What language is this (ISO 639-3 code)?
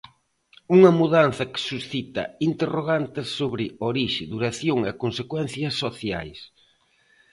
glg